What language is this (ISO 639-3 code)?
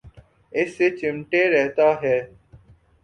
urd